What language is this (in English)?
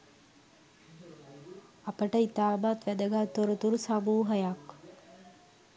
Sinhala